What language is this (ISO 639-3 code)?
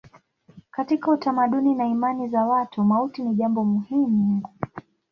swa